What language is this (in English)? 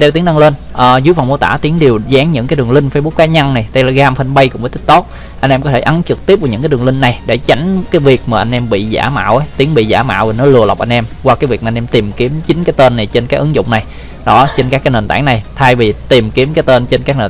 Vietnamese